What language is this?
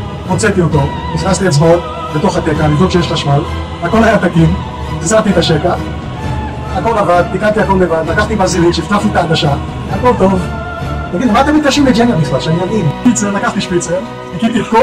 Hebrew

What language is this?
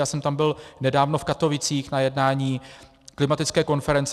Czech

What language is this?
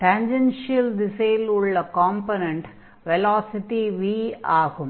Tamil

